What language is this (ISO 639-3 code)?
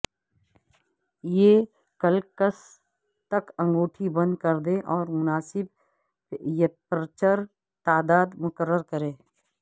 urd